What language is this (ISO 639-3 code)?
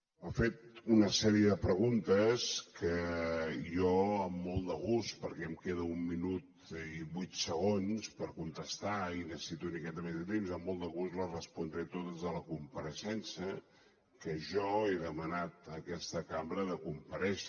cat